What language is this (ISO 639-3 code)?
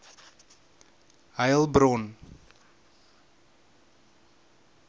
afr